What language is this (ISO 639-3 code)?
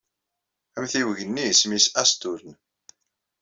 kab